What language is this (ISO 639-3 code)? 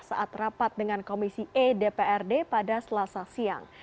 ind